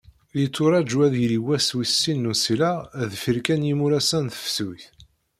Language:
Kabyle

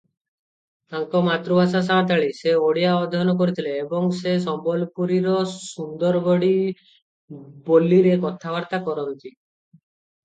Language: Odia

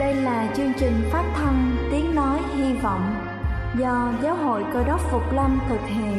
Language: Vietnamese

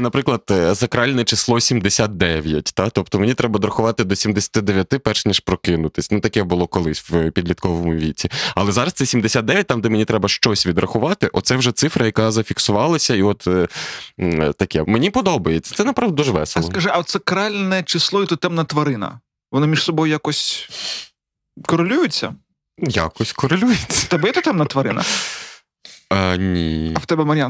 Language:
Ukrainian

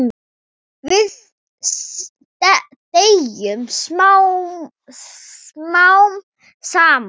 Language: Icelandic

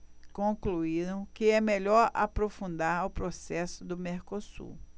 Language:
Portuguese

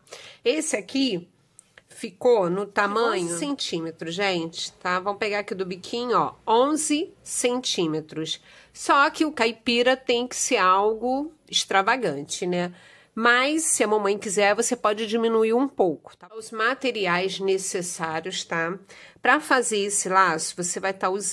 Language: Portuguese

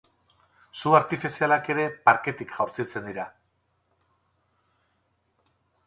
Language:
Basque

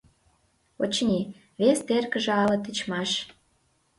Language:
Mari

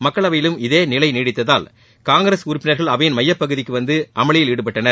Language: Tamil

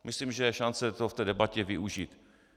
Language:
Czech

